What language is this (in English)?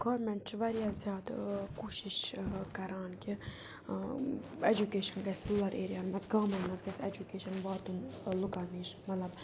Kashmiri